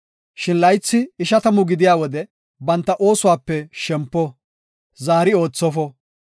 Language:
Gofa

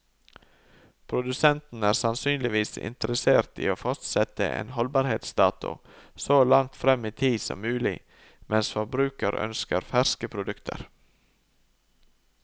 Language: Norwegian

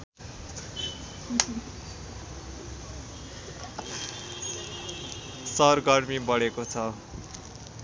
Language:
Nepali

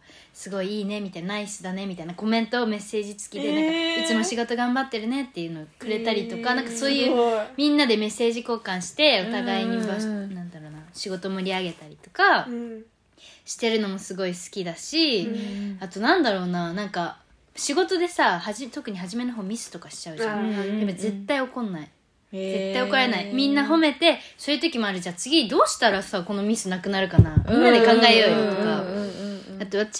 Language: Japanese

